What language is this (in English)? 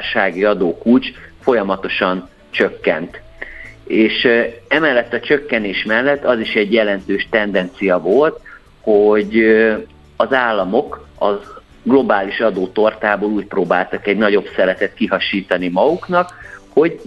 Hungarian